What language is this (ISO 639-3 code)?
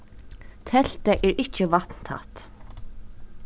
fao